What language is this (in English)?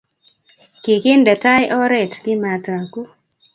Kalenjin